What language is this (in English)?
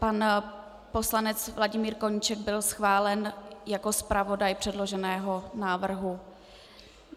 Czech